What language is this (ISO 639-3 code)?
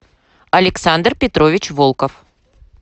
rus